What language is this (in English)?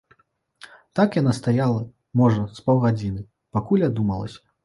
Belarusian